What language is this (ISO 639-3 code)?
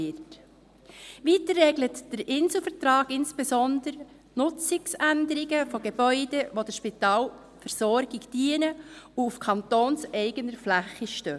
gsw